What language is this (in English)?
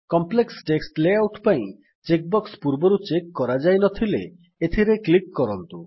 Odia